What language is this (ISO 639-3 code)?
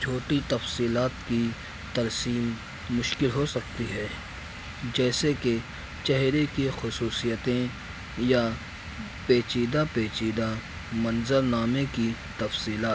urd